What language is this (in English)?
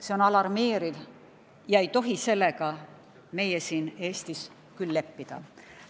Estonian